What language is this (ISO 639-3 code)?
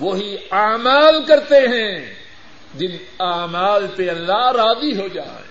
urd